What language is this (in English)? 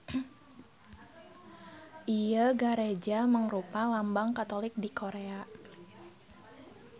Sundanese